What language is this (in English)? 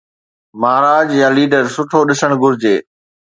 Sindhi